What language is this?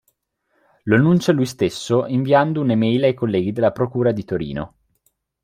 Italian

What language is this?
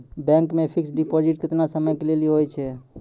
Maithili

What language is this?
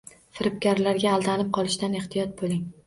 Uzbek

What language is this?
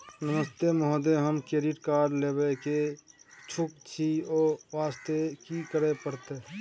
Maithili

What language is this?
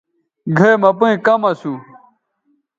Bateri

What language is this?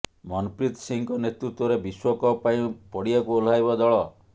Odia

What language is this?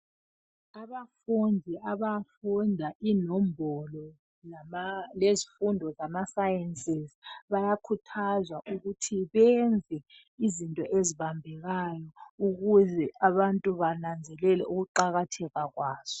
North Ndebele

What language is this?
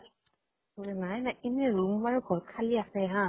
Assamese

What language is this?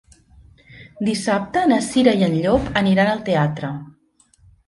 Catalan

